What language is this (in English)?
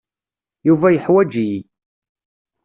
Kabyle